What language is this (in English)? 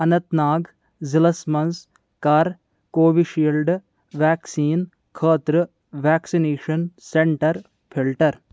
Kashmiri